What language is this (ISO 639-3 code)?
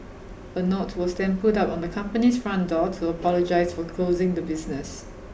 eng